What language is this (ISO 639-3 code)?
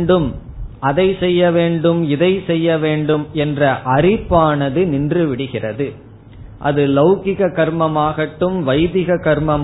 tam